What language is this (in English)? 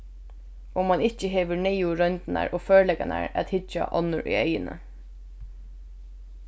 Faroese